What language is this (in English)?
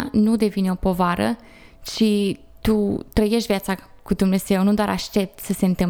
Romanian